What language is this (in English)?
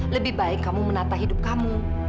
Indonesian